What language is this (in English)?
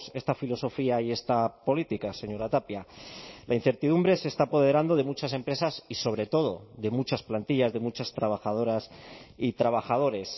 Spanish